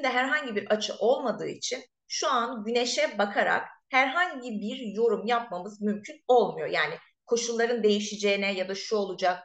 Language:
Turkish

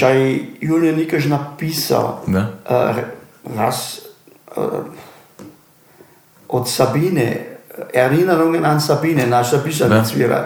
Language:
Croatian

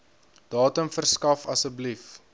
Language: Afrikaans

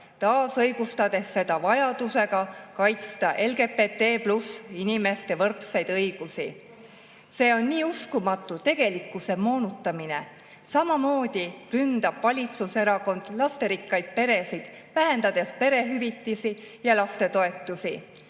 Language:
Estonian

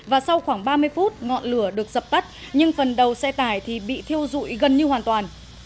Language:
Vietnamese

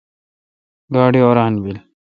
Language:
Kalkoti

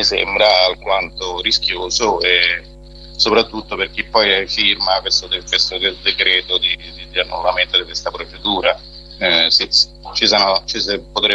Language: Italian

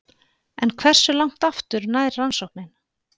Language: Icelandic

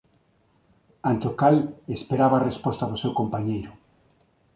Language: Galician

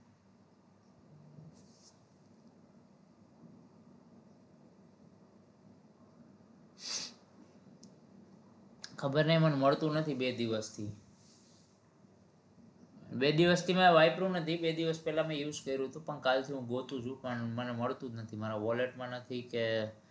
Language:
Gujarati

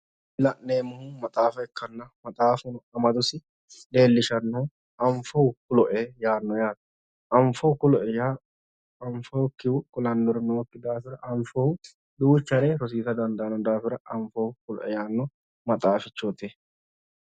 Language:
Sidamo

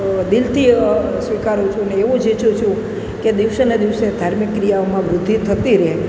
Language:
Gujarati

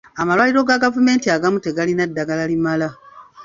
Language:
Ganda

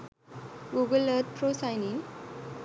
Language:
Sinhala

